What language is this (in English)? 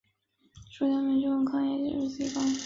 Chinese